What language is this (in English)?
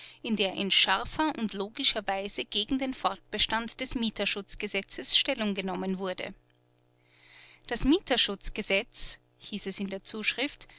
German